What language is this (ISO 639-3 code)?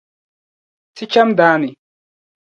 dag